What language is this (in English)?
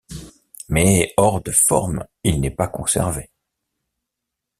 French